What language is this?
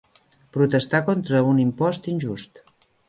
Catalan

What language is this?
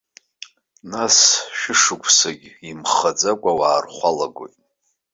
Abkhazian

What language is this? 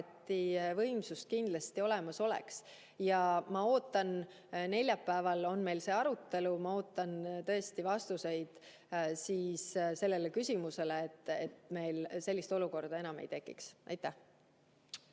Estonian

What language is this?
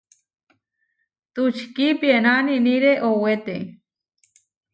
Huarijio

